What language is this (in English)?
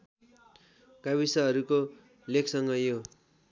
Nepali